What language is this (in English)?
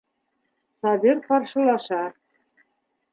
Bashkir